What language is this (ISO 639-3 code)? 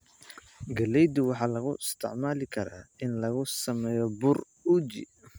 som